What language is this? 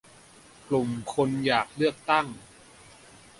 Thai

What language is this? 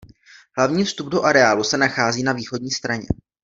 Czech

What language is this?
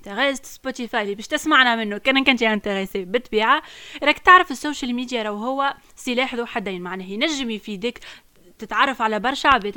Arabic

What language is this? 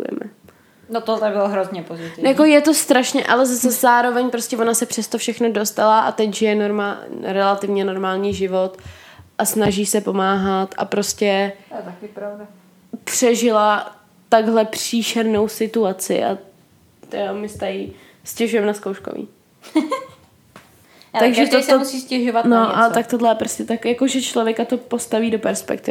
Czech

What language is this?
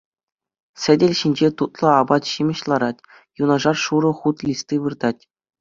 Chuvash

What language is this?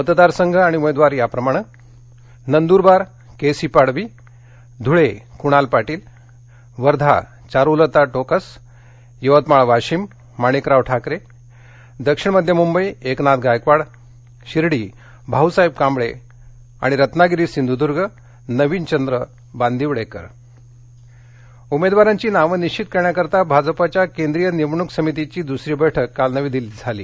Marathi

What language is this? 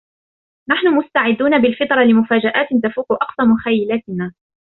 Arabic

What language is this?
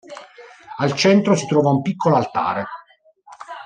Italian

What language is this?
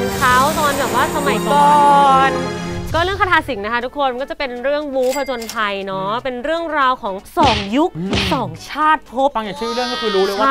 Thai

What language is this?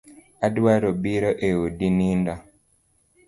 Luo (Kenya and Tanzania)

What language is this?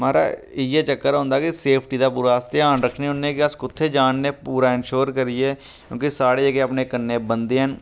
Dogri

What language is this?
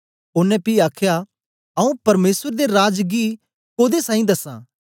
Dogri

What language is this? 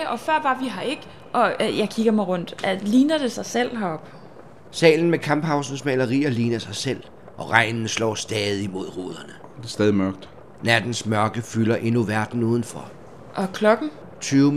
Danish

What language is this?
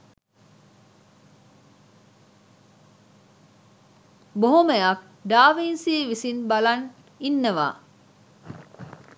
Sinhala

